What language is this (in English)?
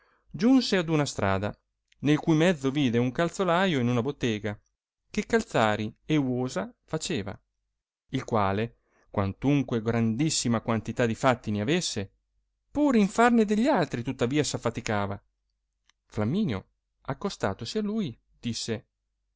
Italian